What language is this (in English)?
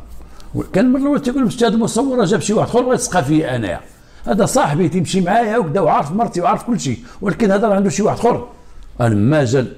Arabic